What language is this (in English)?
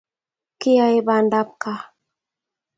Kalenjin